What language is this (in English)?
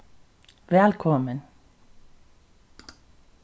Faroese